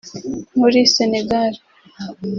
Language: Kinyarwanda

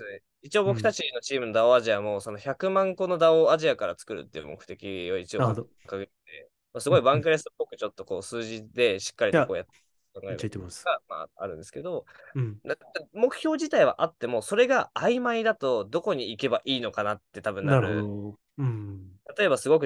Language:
Japanese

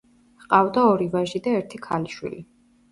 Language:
Georgian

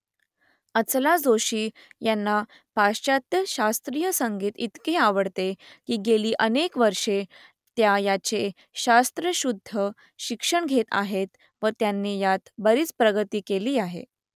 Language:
Marathi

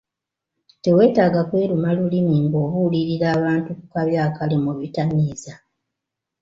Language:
Ganda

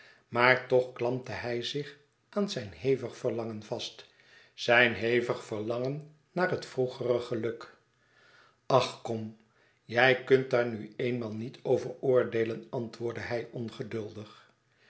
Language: Dutch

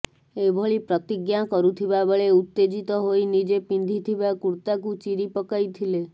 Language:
Odia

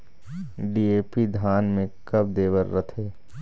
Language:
Chhattisgarhi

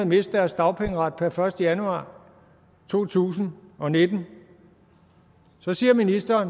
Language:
Danish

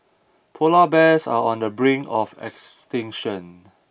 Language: English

